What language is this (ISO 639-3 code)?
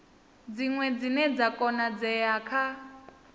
ven